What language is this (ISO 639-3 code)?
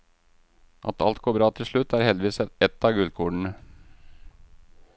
nor